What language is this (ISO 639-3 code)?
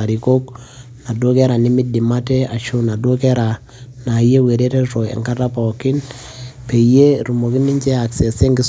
mas